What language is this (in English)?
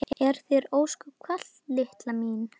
Icelandic